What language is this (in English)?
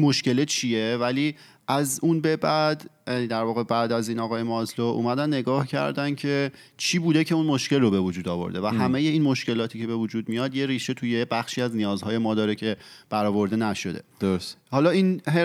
Persian